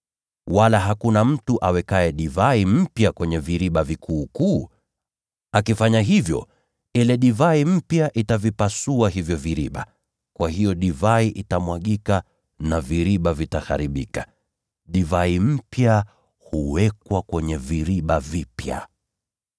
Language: Swahili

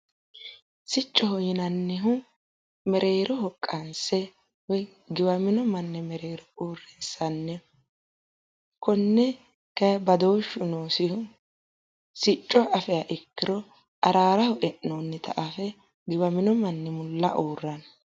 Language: Sidamo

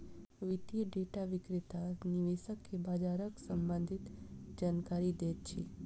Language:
Maithili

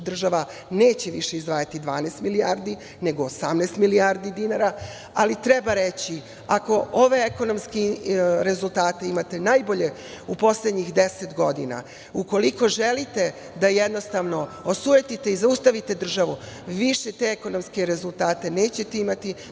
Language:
Serbian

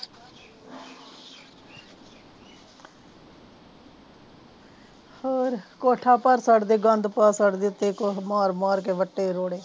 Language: Punjabi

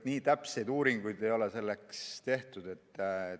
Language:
Estonian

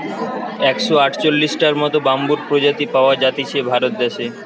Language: Bangla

